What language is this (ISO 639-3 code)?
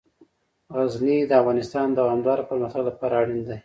pus